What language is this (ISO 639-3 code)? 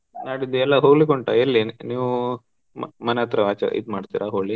kan